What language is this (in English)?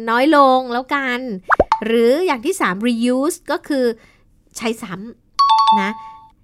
Thai